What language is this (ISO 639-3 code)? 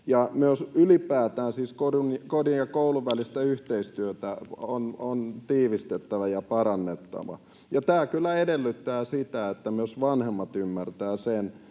fin